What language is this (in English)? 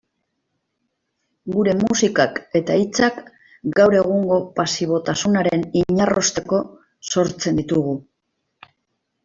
Basque